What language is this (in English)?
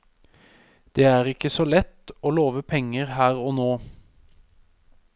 Norwegian